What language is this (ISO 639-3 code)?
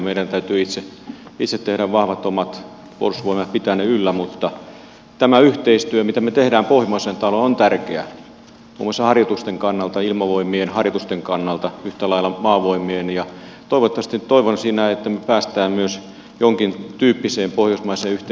fin